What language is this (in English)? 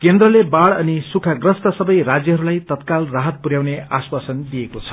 Nepali